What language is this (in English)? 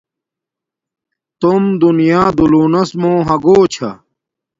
Domaaki